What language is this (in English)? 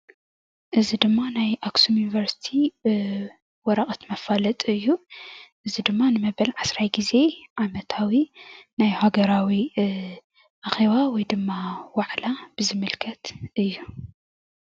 Tigrinya